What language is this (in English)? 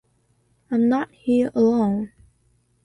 English